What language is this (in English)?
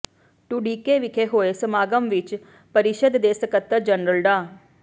Punjabi